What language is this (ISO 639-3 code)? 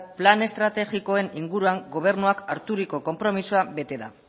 eus